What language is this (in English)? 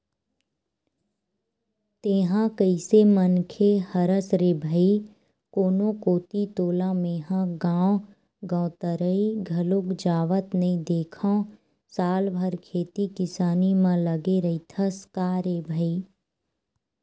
Chhattisgarhi